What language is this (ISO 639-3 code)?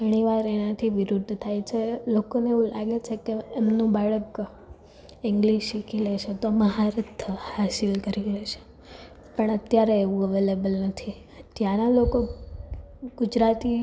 guj